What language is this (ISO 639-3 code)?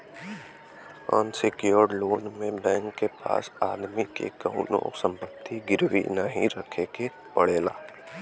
bho